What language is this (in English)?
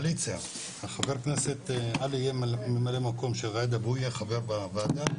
Hebrew